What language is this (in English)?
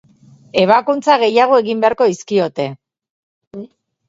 Basque